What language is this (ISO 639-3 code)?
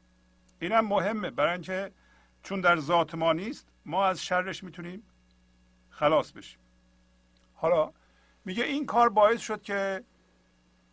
fas